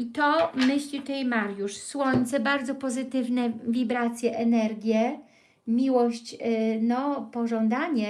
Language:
Polish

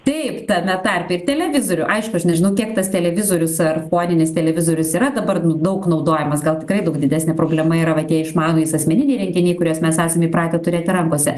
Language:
Lithuanian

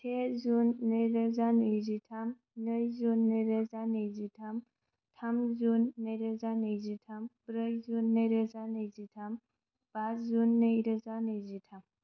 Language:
Bodo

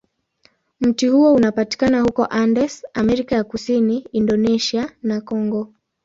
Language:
Swahili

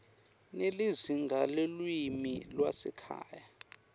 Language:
Swati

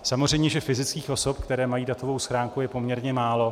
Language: Czech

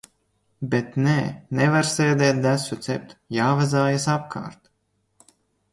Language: Latvian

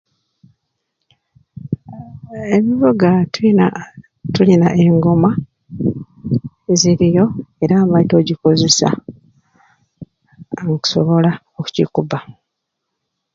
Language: Ruuli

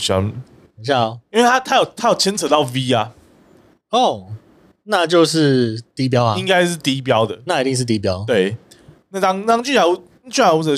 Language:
Chinese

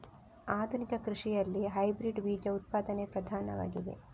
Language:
Kannada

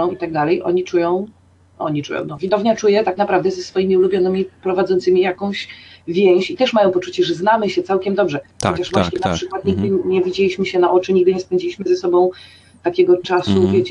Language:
Polish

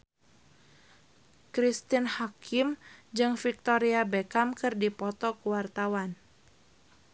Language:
Sundanese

